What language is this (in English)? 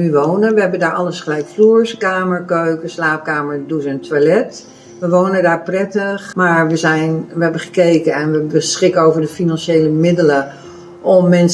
Dutch